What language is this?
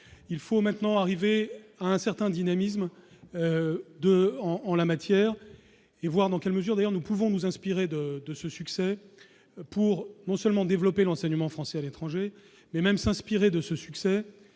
French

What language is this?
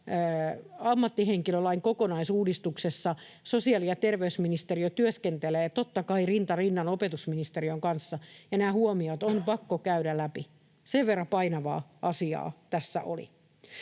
Finnish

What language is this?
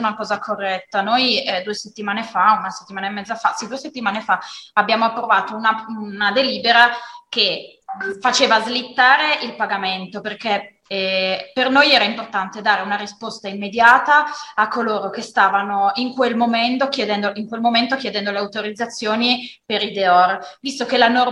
Italian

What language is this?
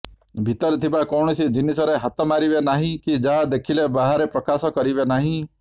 Odia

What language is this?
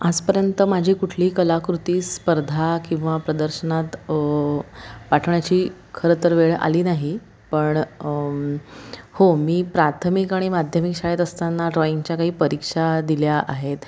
Marathi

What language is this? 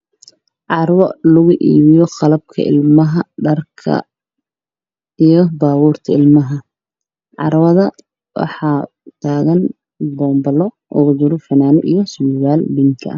Somali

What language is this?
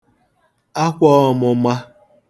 Igbo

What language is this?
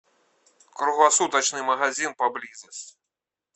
Russian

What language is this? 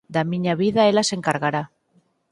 Galician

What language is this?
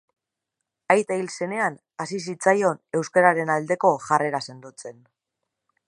Basque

